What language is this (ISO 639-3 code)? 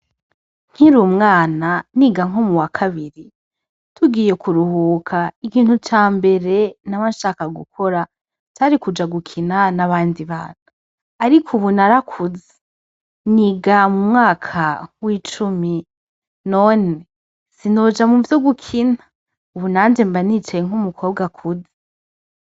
run